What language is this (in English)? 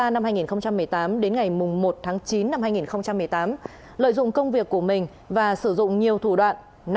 Vietnamese